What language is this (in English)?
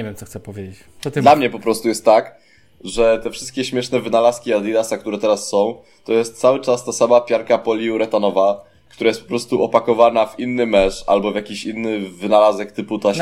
Polish